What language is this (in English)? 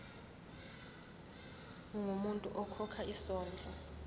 Zulu